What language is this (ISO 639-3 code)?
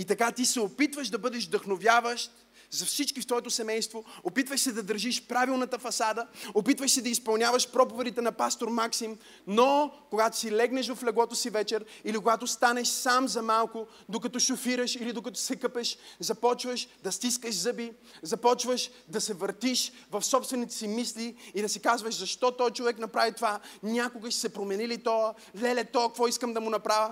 bul